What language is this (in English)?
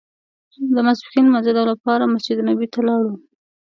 Pashto